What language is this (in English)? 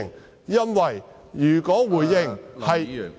Cantonese